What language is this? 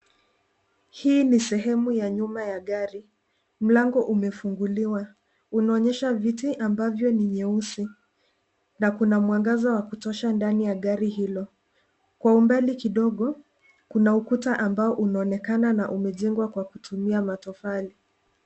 Swahili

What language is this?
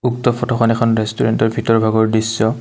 Assamese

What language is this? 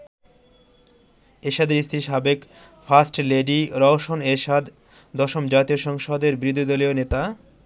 Bangla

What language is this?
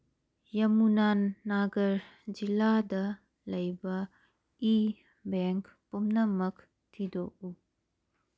Manipuri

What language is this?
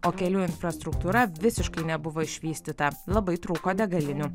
Lithuanian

